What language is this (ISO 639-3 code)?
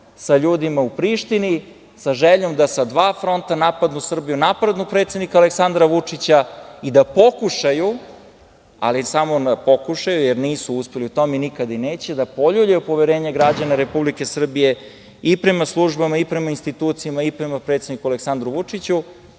srp